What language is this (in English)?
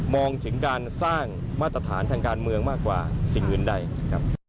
Thai